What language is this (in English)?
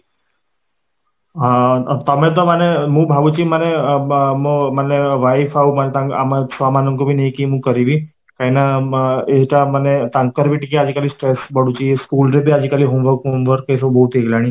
Odia